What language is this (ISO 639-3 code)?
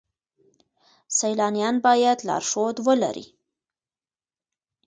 pus